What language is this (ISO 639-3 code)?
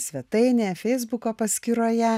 lit